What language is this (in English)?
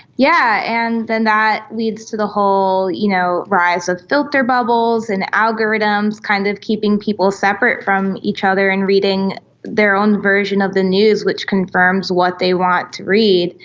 English